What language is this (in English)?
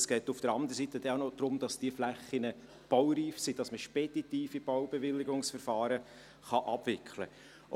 Swiss German